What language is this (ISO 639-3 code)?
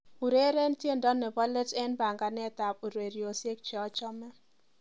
kln